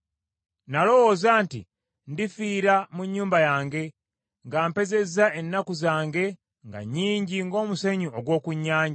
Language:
Ganda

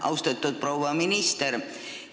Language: Estonian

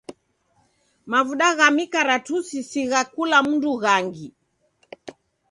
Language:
Taita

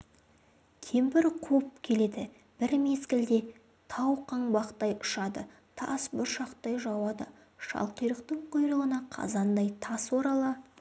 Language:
Kazakh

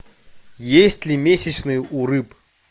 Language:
Russian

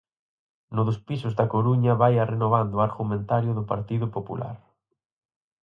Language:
Galician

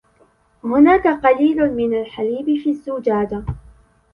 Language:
Arabic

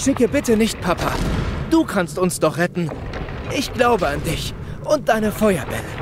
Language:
German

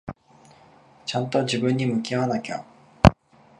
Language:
Japanese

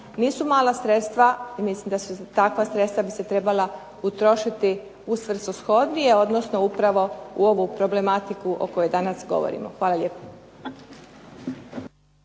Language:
Croatian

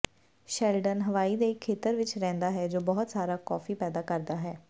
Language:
Punjabi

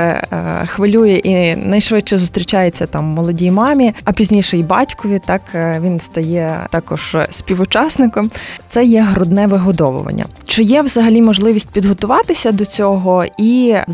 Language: Ukrainian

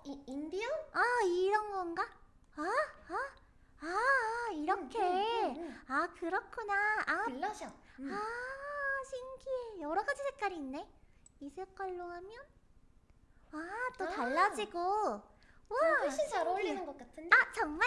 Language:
Korean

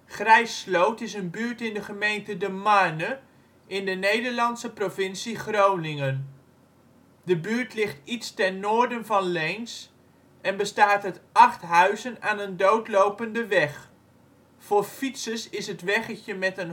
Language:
Dutch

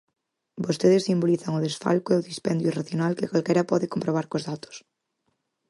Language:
Galician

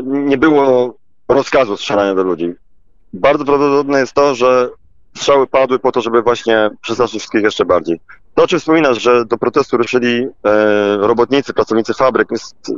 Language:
Polish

